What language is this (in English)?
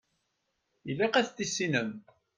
Kabyle